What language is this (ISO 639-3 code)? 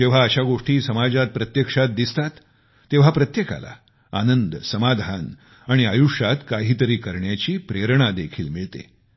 mar